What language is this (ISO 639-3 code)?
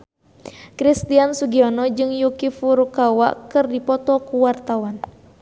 sun